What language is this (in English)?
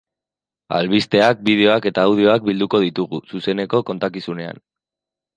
Basque